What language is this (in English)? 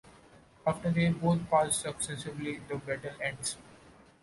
English